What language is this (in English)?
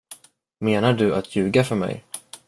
Swedish